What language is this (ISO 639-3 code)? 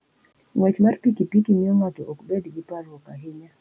luo